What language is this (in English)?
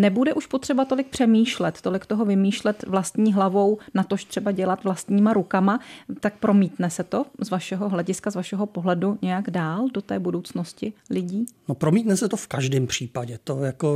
Czech